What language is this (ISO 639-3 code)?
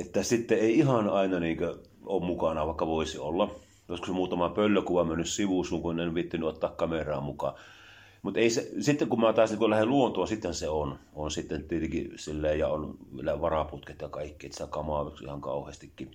fin